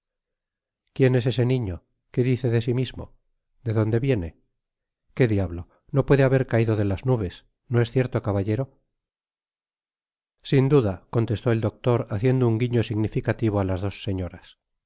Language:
Spanish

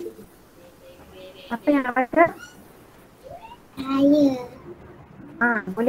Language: Malay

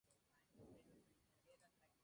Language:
Spanish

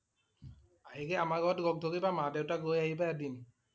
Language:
Assamese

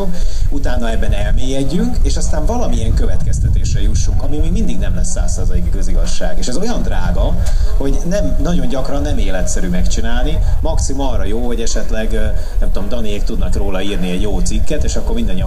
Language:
Hungarian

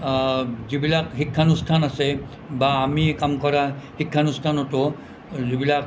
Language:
Assamese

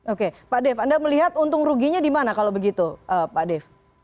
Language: Indonesian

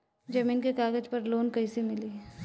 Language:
Bhojpuri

